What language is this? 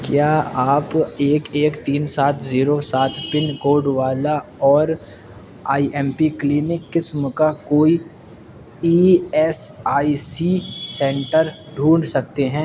Urdu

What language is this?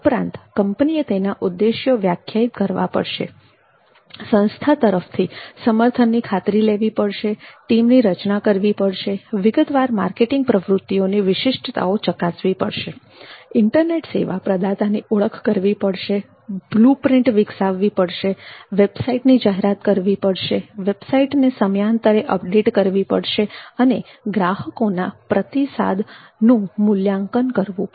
Gujarati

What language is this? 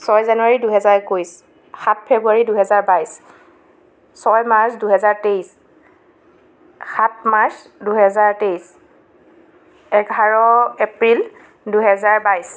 Assamese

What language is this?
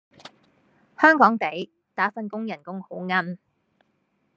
Cantonese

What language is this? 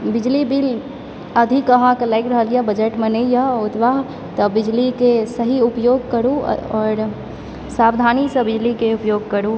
Maithili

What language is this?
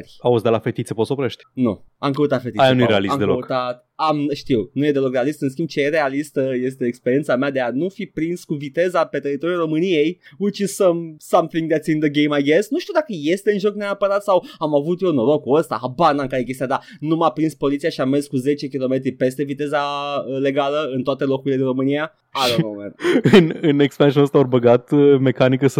Romanian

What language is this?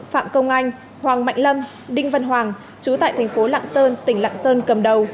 Vietnamese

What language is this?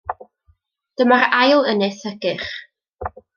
Welsh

